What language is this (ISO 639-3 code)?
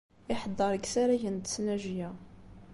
kab